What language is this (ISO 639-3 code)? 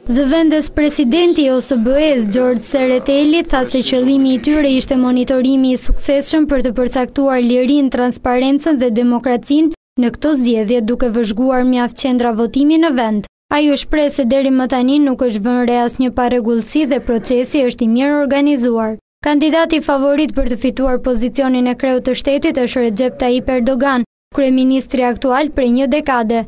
ron